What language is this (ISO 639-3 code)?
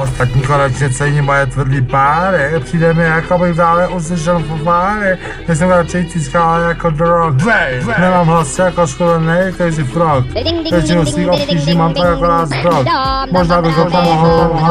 ces